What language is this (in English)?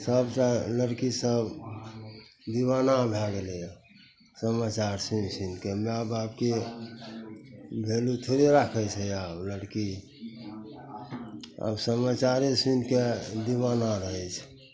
Maithili